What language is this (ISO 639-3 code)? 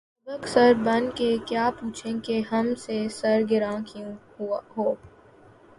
urd